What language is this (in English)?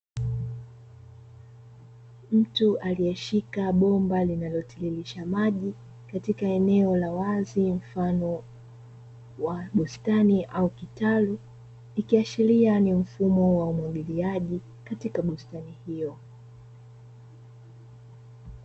Swahili